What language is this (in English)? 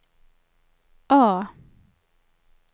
Swedish